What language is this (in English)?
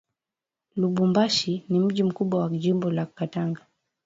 Swahili